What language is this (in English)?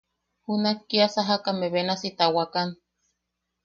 Yaqui